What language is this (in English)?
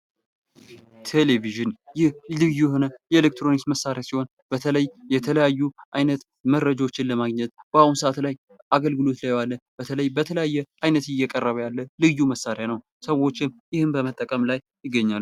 Amharic